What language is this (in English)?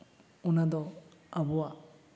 Santali